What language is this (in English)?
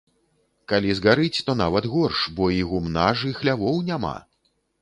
Belarusian